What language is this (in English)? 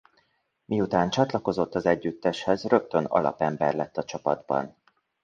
Hungarian